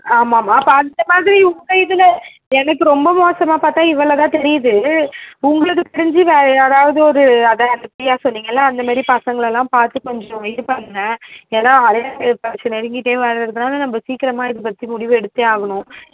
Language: Tamil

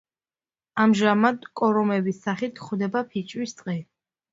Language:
Georgian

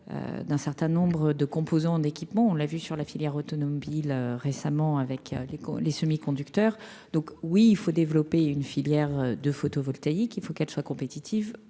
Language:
French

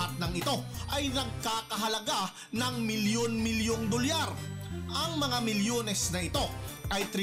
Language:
Filipino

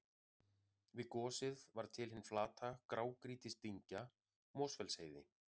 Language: Icelandic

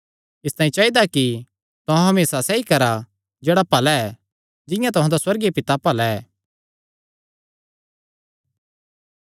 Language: Kangri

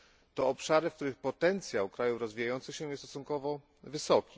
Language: Polish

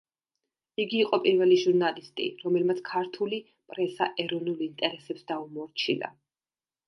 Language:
Georgian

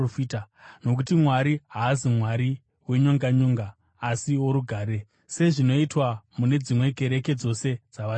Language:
Shona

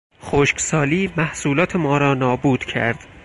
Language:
Persian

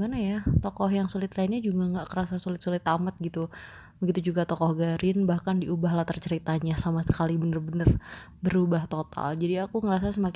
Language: Indonesian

